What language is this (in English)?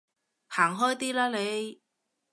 Cantonese